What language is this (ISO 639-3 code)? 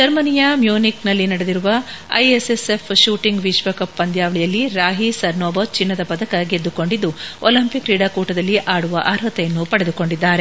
kan